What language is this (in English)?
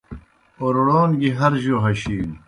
Kohistani Shina